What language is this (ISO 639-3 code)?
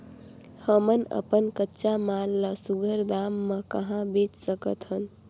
hne